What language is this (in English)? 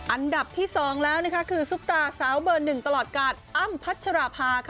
Thai